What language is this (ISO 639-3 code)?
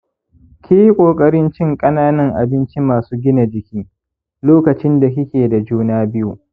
hau